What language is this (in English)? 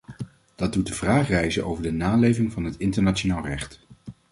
Dutch